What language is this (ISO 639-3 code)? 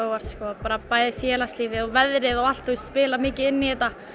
isl